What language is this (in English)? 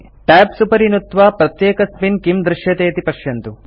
Sanskrit